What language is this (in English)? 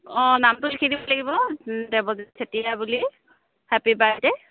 Assamese